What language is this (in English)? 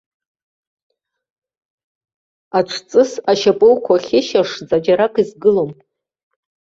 Abkhazian